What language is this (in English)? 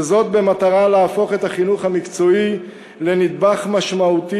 Hebrew